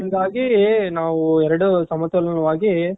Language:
Kannada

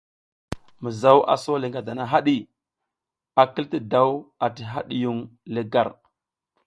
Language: South Giziga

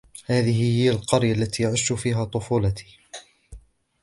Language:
Arabic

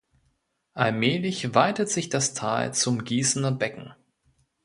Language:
German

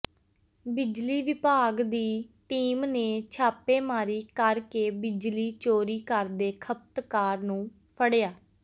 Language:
Punjabi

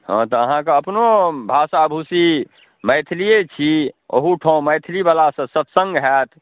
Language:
Maithili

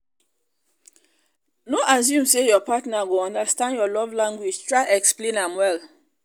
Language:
Nigerian Pidgin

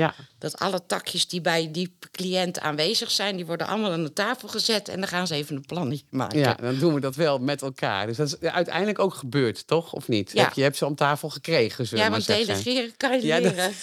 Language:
Dutch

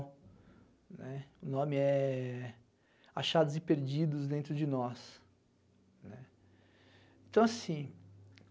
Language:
Portuguese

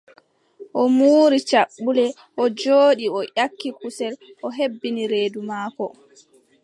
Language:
Adamawa Fulfulde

